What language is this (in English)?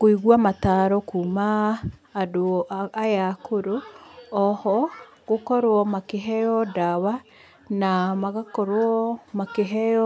Kikuyu